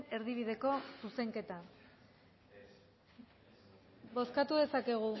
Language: Basque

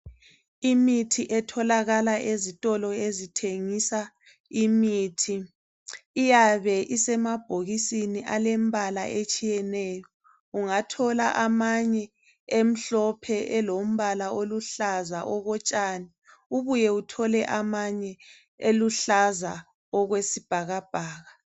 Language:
North Ndebele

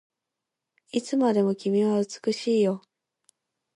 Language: Japanese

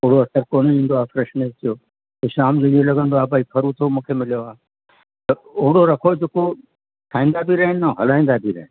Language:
Sindhi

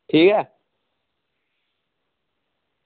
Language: Dogri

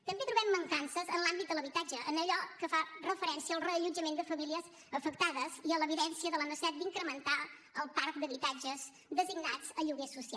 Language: Catalan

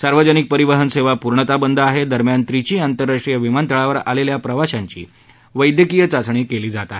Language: Marathi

